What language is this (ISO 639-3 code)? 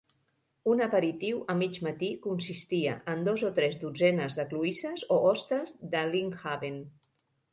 cat